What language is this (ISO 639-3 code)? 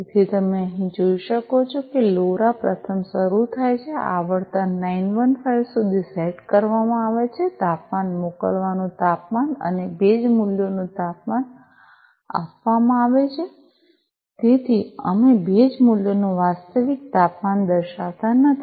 guj